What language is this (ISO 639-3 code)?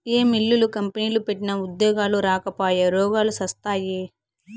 tel